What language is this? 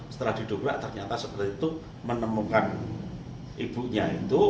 Indonesian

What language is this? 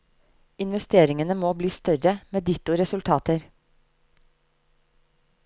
Norwegian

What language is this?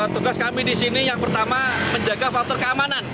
Indonesian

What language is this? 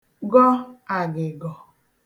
Igbo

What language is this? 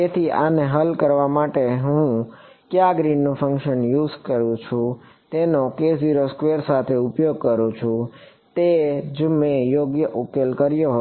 Gujarati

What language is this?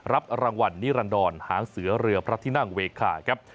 Thai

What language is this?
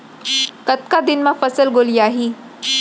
Chhattisgarhi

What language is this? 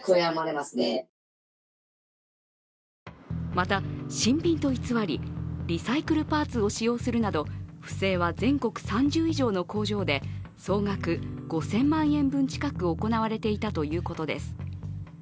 Japanese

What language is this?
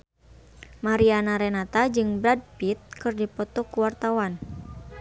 Sundanese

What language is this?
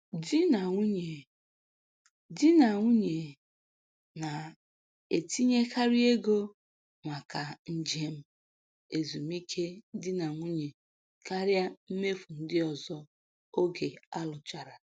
Igbo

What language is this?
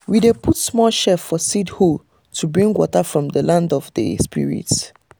Nigerian Pidgin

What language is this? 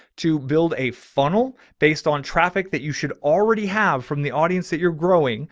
English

